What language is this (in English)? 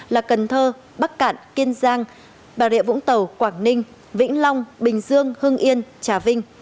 Vietnamese